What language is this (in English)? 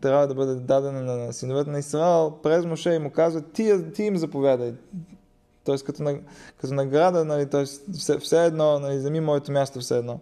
Bulgarian